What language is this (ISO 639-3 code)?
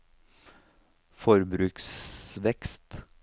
nor